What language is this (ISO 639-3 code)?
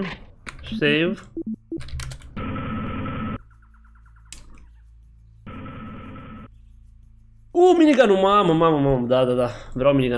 ron